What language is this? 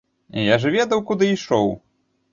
Belarusian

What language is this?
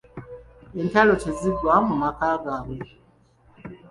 Ganda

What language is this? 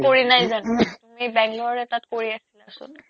Assamese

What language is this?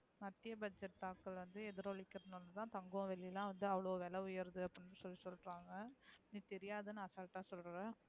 Tamil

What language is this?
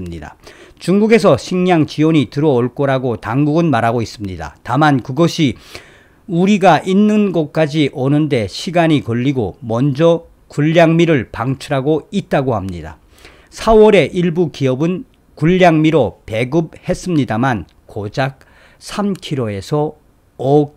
Korean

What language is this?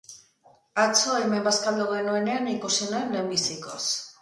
Basque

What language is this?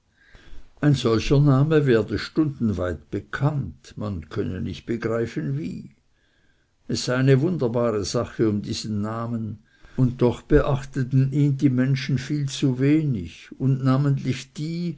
German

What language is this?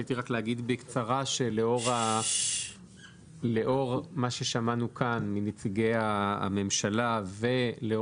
Hebrew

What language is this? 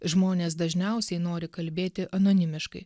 Lithuanian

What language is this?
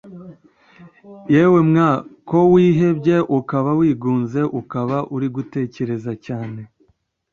Kinyarwanda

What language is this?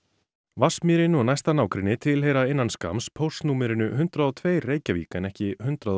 Icelandic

